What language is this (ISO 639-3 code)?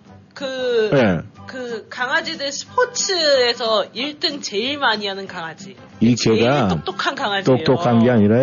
kor